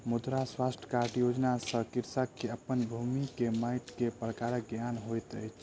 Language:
Maithili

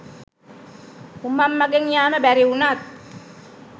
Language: Sinhala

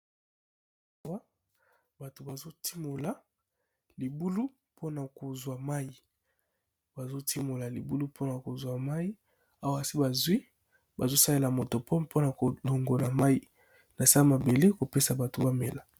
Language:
Lingala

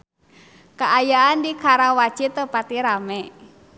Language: Sundanese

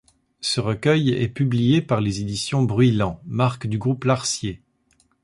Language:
French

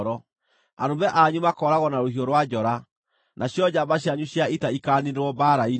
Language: Kikuyu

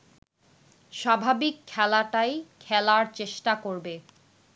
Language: Bangla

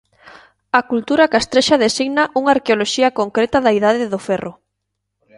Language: Galician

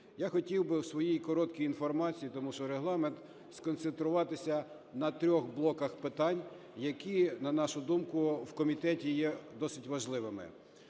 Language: Ukrainian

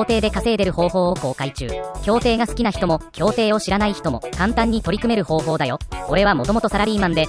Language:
Japanese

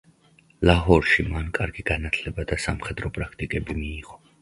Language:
Georgian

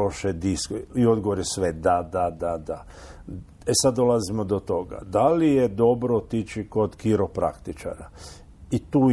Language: Croatian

